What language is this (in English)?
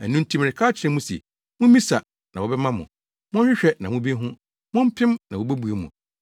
Akan